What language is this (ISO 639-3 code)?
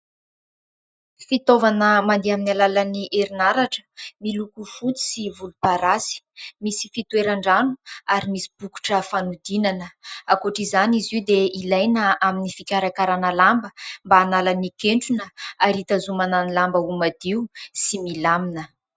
mlg